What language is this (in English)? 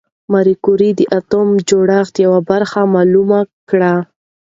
Pashto